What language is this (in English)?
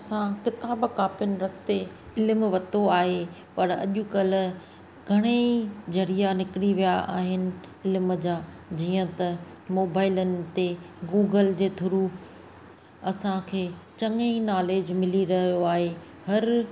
Sindhi